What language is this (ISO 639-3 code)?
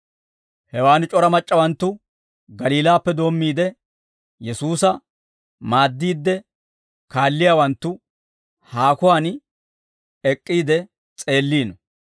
dwr